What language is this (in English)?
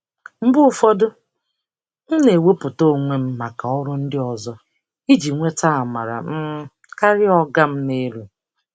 Igbo